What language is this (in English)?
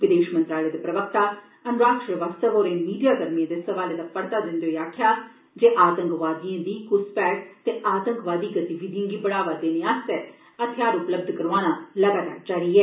Dogri